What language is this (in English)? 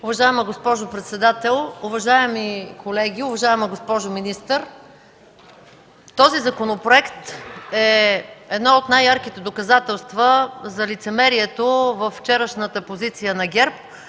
Bulgarian